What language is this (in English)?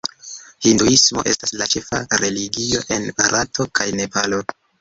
Esperanto